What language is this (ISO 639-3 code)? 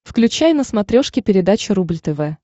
rus